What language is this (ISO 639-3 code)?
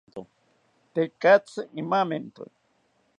cpy